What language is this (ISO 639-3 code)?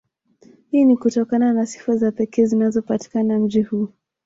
swa